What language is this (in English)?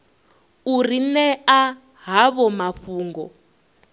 Venda